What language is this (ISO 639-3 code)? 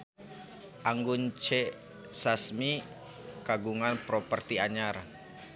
sun